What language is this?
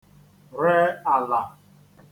Igbo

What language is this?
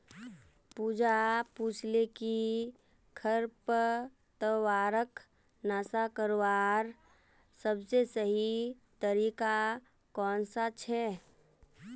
Magahi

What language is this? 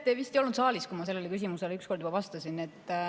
Estonian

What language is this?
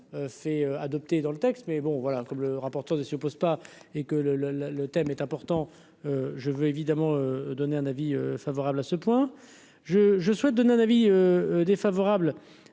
French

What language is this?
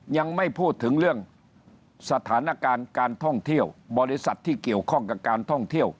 Thai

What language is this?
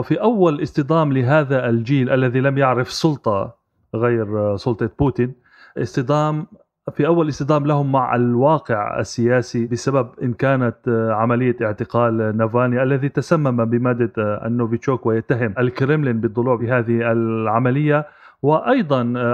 Arabic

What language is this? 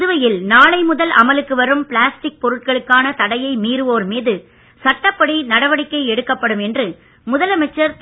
Tamil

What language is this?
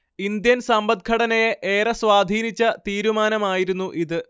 Malayalam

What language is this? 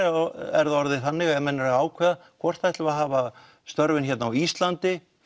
Icelandic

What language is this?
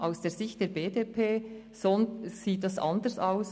Swiss German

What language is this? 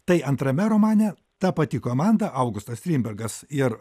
Lithuanian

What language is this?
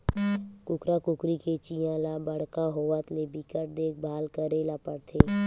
Chhattisgarhi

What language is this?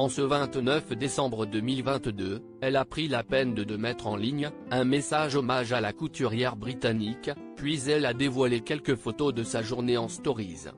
French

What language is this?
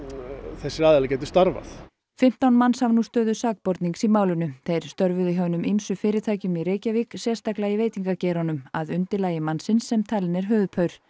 Icelandic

